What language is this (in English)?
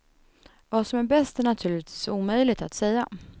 Swedish